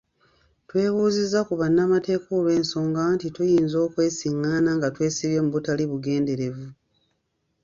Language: Ganda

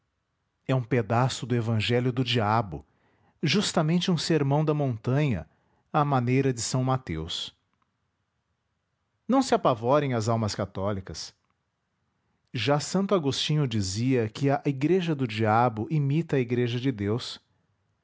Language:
Portuguese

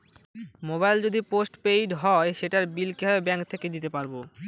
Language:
Bangla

